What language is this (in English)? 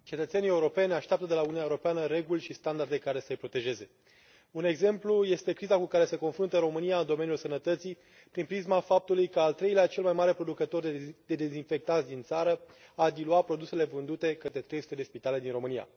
Romanian